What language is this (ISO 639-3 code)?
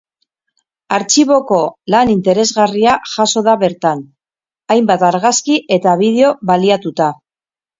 eus